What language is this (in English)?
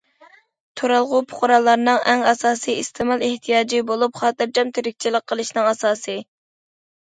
Uyghur